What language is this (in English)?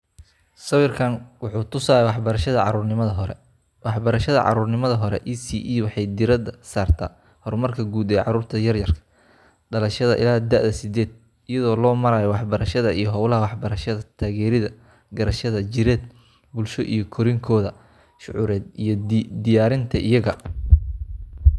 Somali